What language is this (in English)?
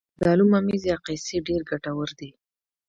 Pashto